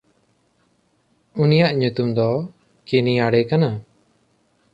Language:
Santali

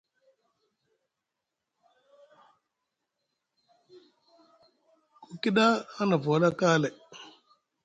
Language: Musgu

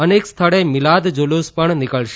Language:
Gujarati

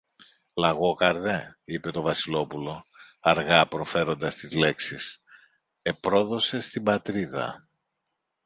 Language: Greek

